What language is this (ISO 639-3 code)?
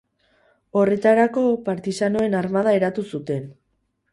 eus